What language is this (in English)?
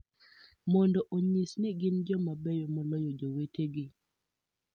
Luo (Kenya and Tanzania)